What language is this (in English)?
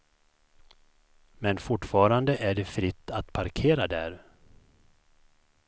Swedish